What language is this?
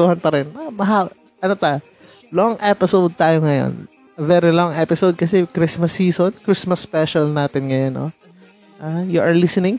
Filipino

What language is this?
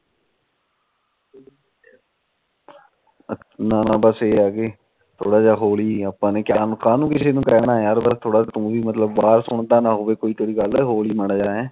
Punjabi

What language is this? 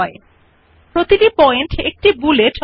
Bangla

